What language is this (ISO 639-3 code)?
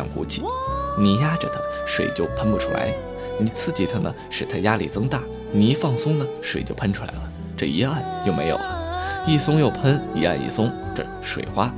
zho